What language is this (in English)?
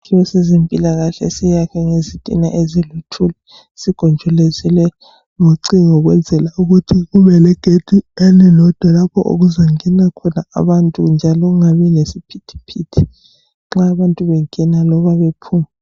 North Ndebele